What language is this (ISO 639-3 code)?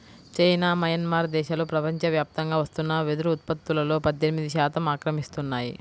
tel